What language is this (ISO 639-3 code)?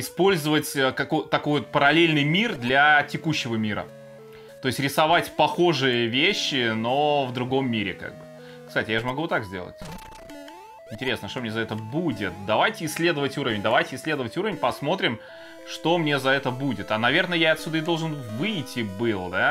rus